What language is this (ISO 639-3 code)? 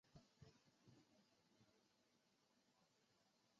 zho